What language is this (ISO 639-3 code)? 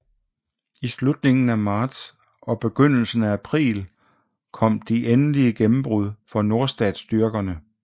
dan